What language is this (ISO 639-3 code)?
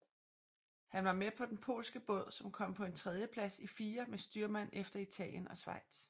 dan